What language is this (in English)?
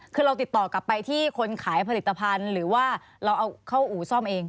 Thai